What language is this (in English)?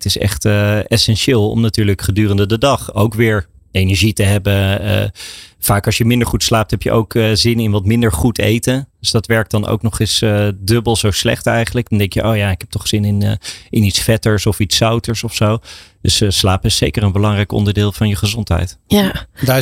Dutch